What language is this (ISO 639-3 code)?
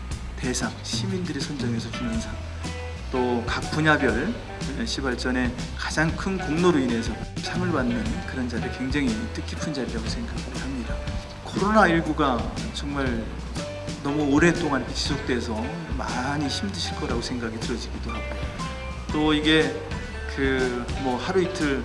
kor